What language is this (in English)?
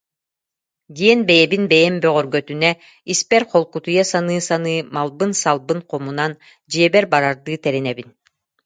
Yakut